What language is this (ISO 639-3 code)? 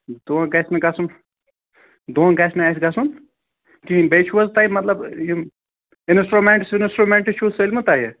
kas